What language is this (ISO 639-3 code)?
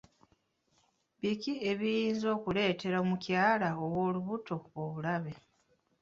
lug